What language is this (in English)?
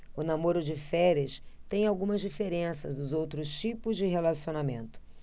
Portuguese